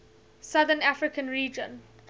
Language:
English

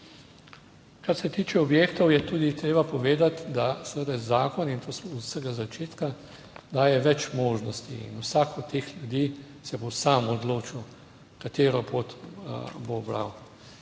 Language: Slovenian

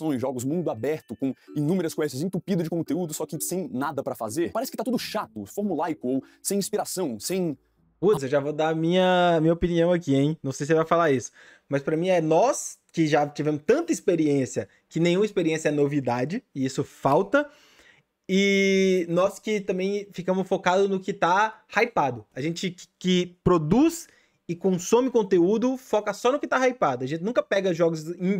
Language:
Portuguese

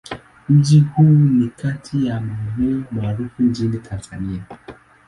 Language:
Swahili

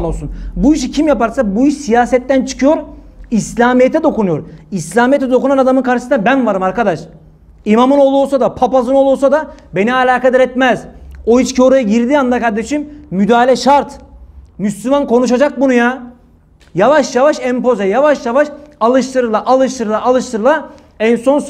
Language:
Turkish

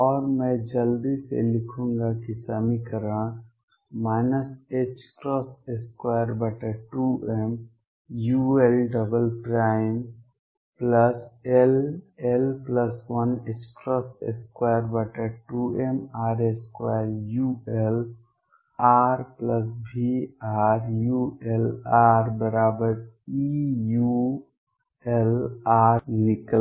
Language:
Hindi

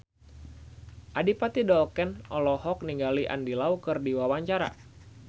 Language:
Sundanese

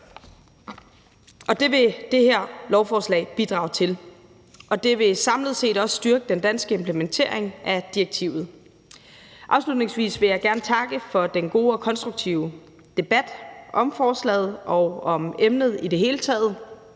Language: Danish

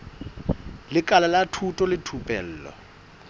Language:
Southern Sotho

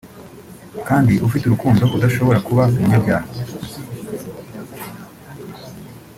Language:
Kinyarwanda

